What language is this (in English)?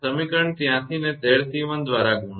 Gujarati